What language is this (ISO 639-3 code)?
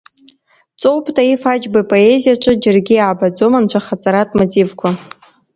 abk